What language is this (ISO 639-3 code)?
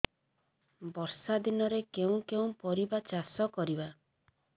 ori